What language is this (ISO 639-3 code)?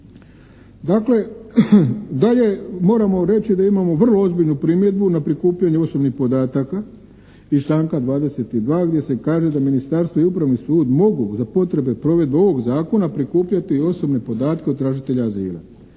hrv